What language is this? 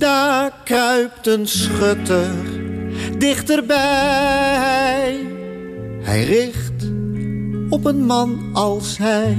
Dutch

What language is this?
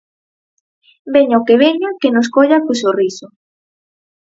Galician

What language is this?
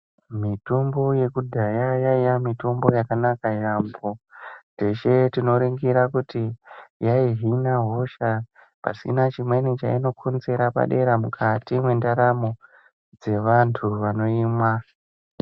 Ndau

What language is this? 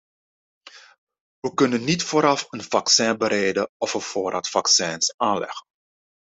Dutch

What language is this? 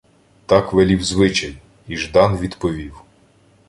Ukrainian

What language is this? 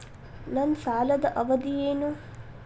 Kannada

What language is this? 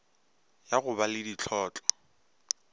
Northern Sotho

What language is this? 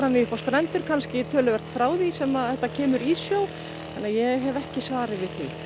Icelandic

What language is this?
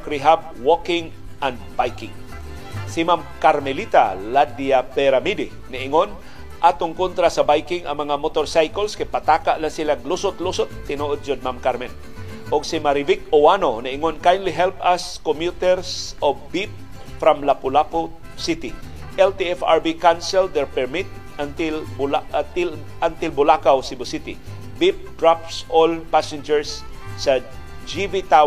Filipino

